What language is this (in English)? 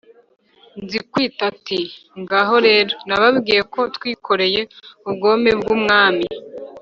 Kinyarwanda